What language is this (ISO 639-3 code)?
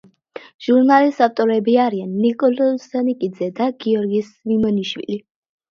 kat